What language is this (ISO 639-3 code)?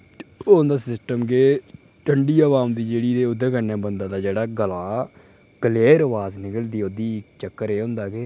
doi